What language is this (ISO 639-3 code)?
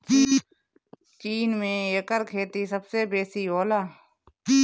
bho